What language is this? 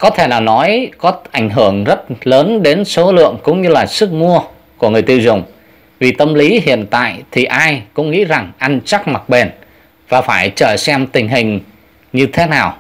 Vietnamese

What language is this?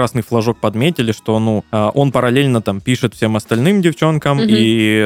Russian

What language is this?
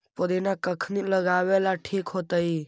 Magahi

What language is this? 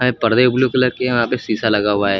Hindi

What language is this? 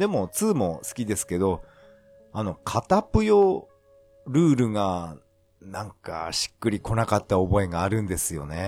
Japanese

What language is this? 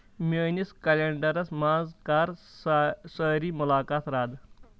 Kashmiri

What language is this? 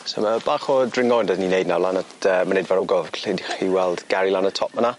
Welsh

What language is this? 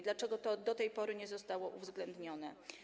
Polish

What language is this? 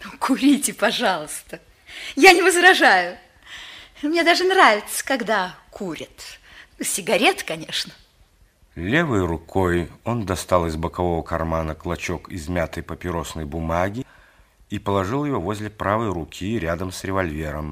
Russian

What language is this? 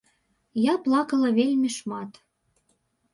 Belarusian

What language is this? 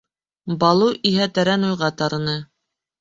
Bashkir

